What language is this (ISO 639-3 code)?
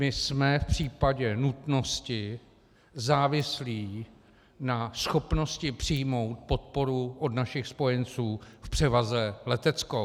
ces